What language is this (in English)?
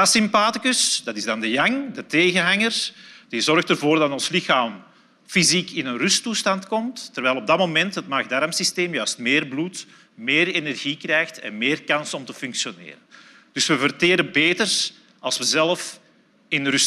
Dutch